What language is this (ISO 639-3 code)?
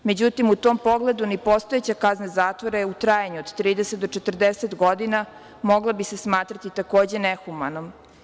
srp